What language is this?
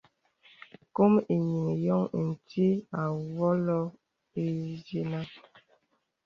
Bebele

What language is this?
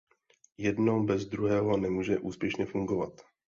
Czech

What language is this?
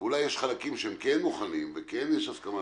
Hebrew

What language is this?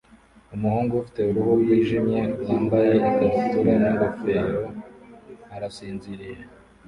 Kinyarwanda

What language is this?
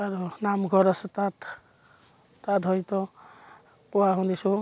Assamese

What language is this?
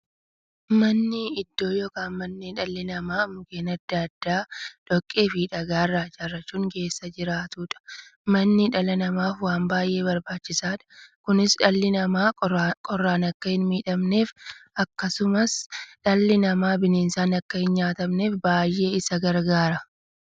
Oromo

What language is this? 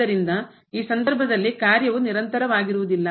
Kannada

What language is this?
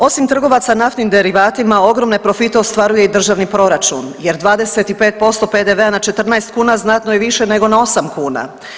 Croatian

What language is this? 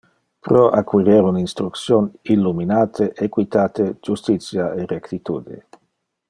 Interlingua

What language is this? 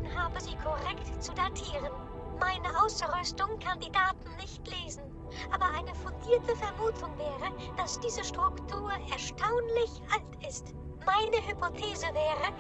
German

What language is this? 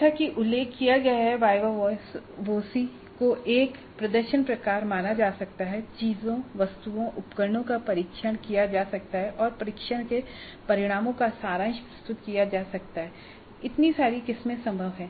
Hindi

